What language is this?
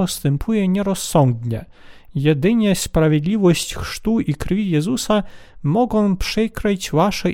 Polish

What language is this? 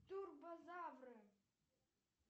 Russian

